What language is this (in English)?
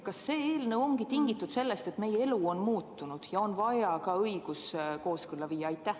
Estonian